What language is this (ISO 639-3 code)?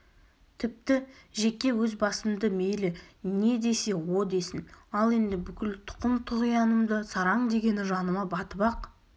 kaz